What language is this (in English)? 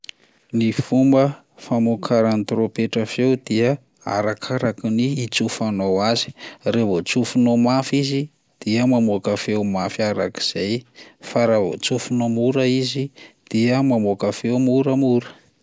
Malagasy